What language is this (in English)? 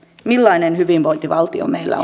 Finnish